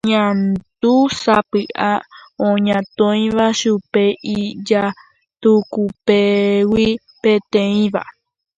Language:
Guarani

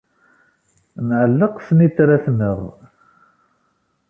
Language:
Kabyle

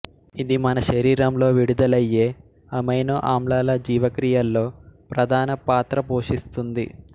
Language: Telugu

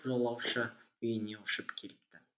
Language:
Kazakh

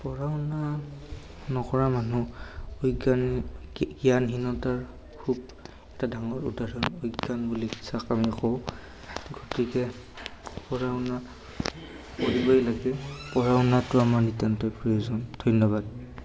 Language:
Assamese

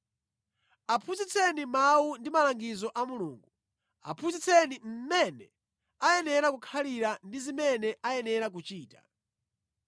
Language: Nyanja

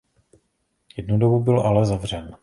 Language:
Czech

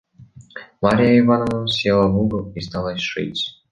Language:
Russian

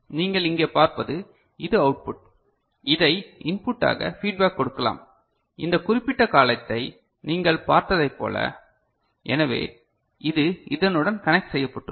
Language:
Tamil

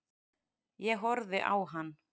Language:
Icelandic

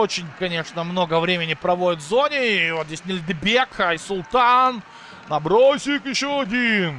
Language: Russian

